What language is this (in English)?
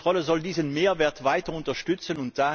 German